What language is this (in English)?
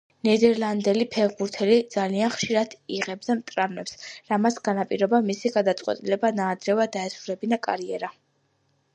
Georgian